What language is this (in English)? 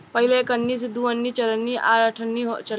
Bhojpuri